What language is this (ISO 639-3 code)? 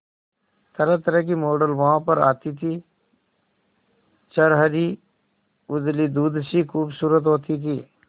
hin